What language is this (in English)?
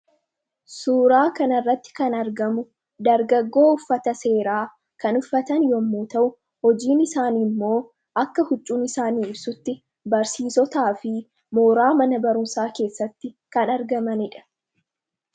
Oromo